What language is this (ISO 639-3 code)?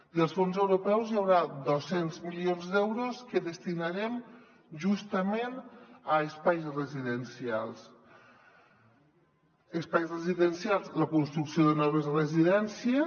cat